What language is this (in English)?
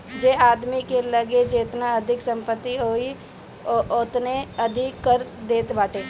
Bhojpuri